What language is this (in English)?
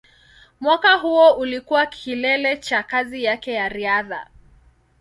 Swahili